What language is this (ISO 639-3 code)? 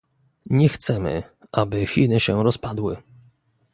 pol